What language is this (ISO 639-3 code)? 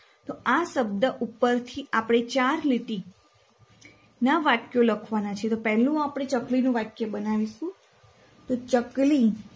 guj